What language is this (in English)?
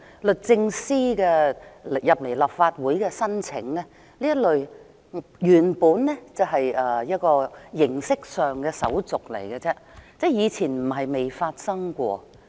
Cantonese